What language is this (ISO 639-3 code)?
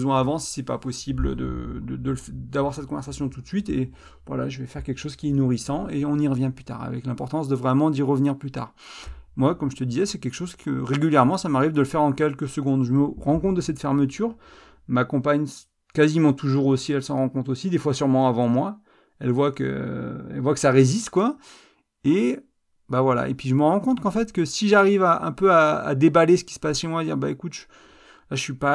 fra